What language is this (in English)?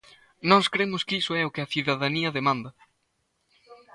Galician